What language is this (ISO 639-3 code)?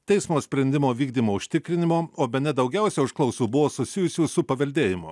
lit